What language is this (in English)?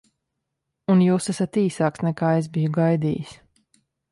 Latvian